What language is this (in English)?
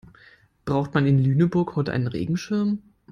German